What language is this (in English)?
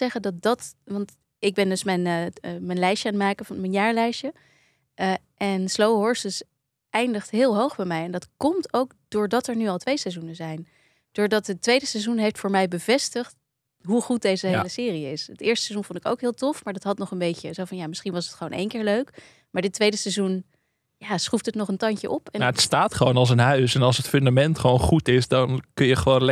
Dutch